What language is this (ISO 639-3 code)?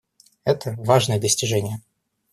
rus